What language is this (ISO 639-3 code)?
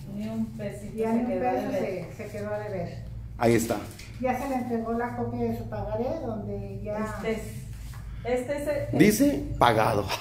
spa